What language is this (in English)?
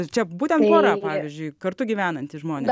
Lithuanian